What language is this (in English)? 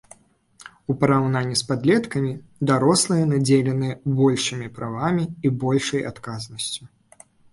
Belarusian